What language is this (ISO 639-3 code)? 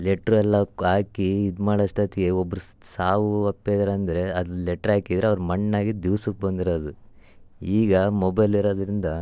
kan